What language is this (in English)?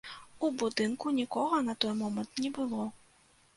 Belarusian